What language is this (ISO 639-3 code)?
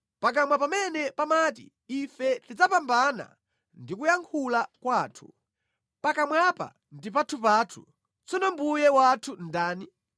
nya